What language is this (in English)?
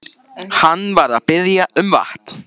Icelandic